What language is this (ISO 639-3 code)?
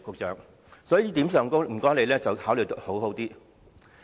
yue